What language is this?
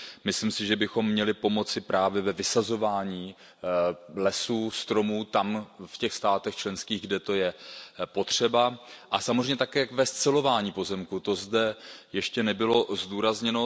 Czech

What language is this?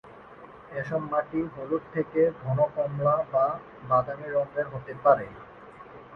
Bangla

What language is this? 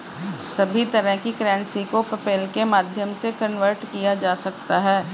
Hindi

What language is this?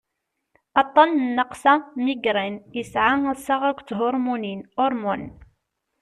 Kabyle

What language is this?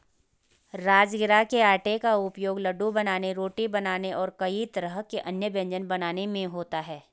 Hindi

